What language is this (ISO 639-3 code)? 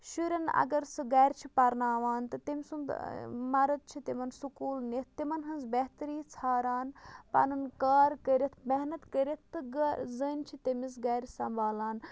kas